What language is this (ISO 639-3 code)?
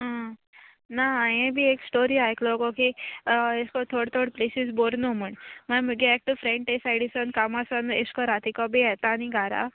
kok